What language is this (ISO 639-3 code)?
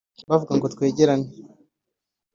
kin